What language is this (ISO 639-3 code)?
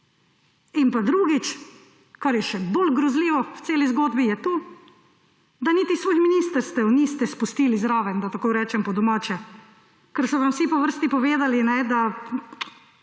slv